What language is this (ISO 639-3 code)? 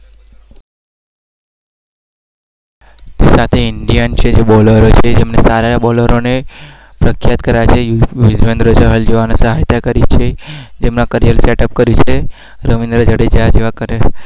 guj